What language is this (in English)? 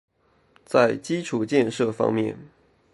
Chinese